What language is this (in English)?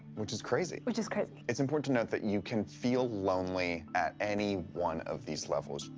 English